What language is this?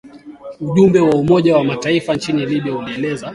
Swahili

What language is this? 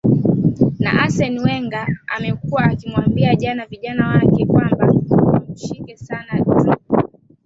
Swahili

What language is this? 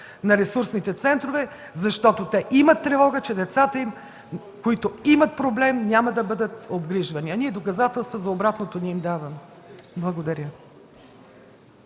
Bulgarian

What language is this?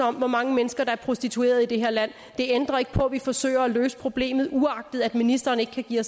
Danish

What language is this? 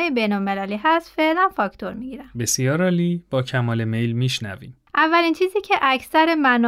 Persian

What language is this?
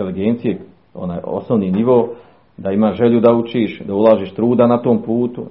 Croatian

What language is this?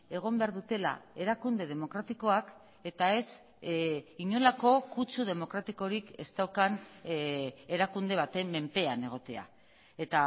Basque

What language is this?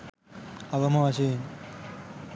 Sinhala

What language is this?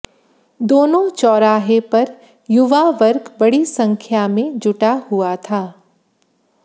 Hindi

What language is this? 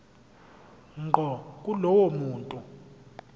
Zulu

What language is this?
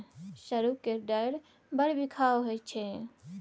Maithili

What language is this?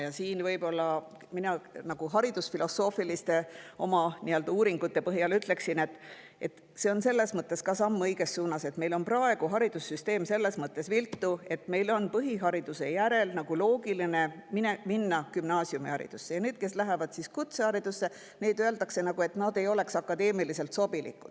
Estonian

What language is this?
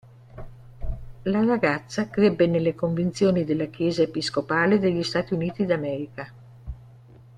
Italian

